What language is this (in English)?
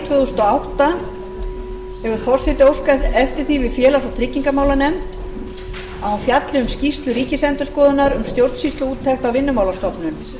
Icelandic